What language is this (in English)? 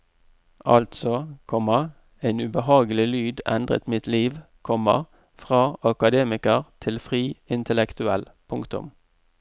Norwegian